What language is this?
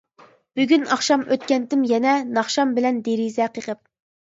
Uyghur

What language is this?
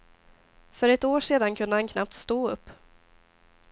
Swedish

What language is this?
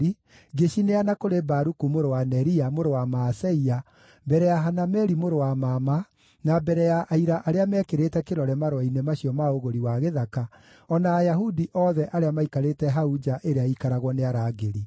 Kikuyu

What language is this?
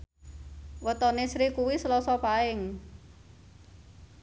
Javanese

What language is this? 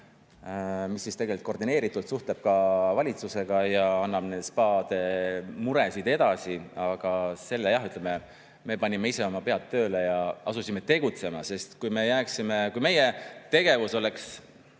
Estonian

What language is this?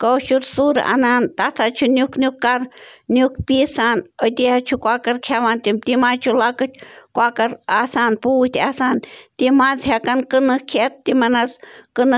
Kashmiri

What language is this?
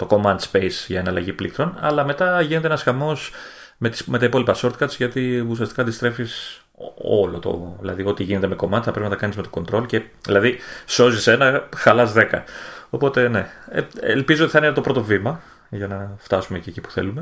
Greek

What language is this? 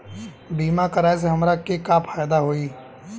Bhojpuri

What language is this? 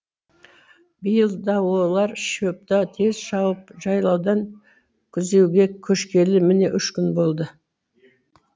Kazakh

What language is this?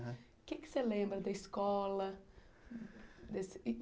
Portuguese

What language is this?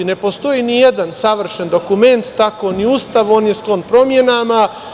Serbian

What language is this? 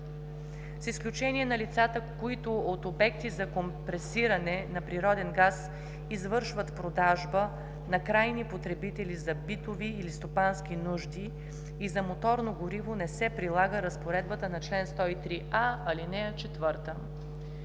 Bulgarian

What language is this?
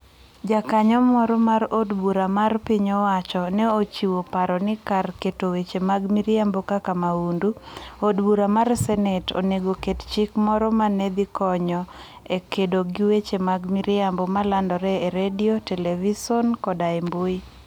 Luo (Kenya and Tanzania)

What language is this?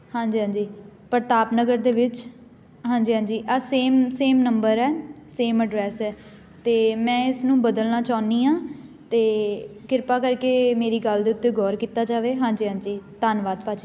Punjabi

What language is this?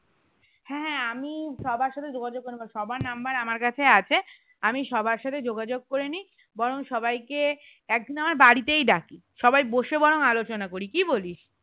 Bangla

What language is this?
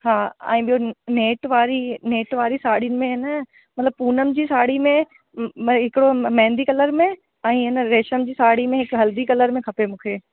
Sindhi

